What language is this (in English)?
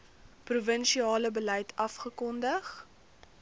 Afrikaans